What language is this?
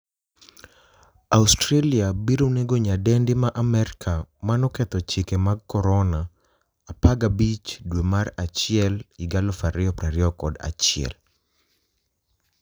Luo (Kenya and Tanzania)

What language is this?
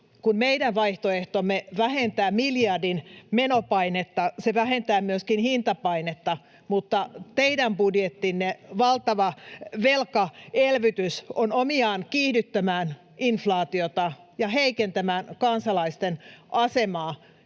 Finnish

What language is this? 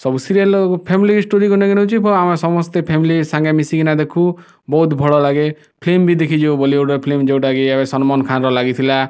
Odia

